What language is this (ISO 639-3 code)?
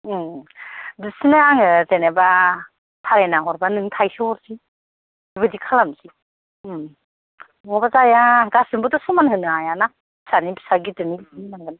brx